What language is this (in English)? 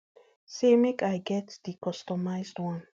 Nigerian Pidgin